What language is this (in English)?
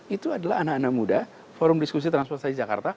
Indonesian